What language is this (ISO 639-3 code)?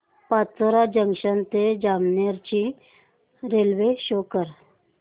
mar